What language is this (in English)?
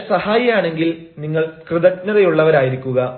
Malayalam